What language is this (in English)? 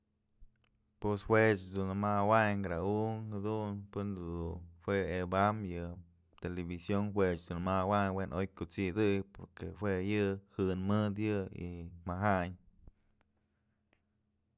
Mazatlán Mixe